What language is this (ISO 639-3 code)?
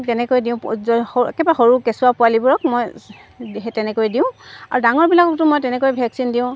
asm